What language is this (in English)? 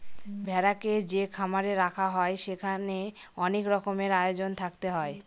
Bangla